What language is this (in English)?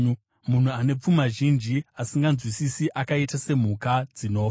Shona